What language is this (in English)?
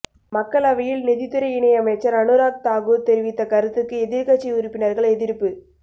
Tamil